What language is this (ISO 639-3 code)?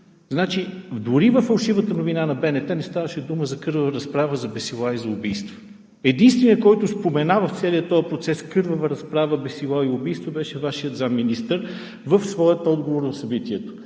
bul